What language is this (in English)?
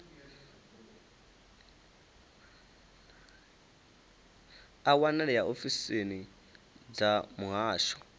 Venda